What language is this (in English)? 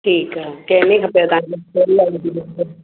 Sindhi